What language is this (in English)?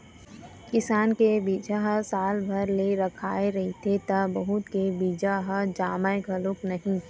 Chhattisgarhi